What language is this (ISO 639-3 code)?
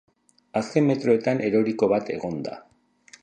eus